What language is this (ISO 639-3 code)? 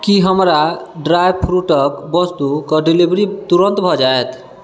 mai